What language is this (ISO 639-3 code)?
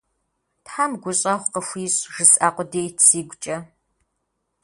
kbd